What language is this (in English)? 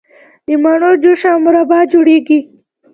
Pashto